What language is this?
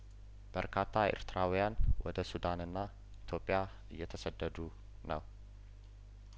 Amharic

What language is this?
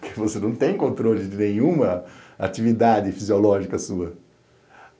Portuguese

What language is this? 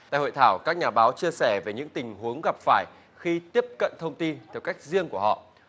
Vietnamese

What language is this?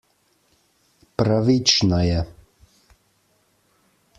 Slovenian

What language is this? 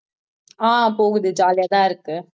Tamil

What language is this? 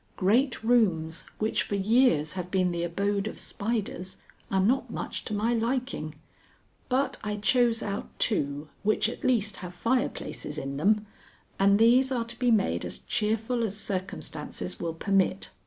English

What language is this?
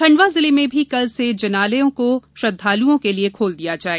Hindi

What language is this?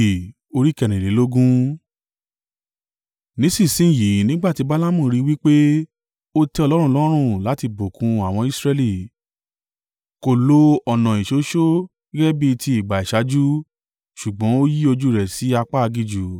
Yoruba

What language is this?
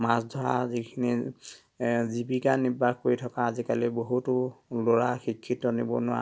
Assamese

